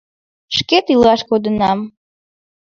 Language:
Mari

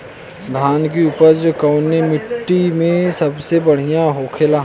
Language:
Bhojpuri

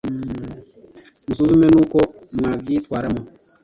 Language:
Kinyarwanda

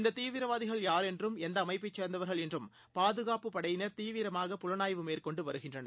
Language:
Tamil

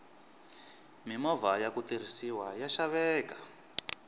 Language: Tsonga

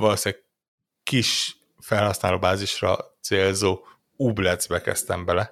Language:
Hungarian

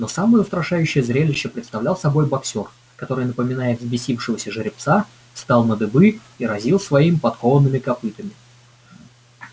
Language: Russian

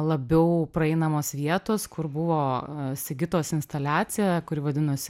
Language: Lithuanian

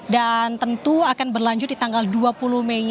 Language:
Indonesian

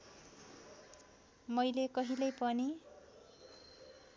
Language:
Nepali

